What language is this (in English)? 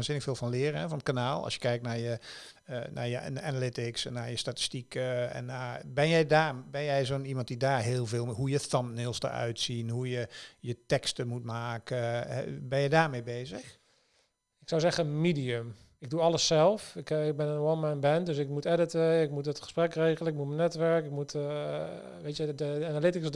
Dutch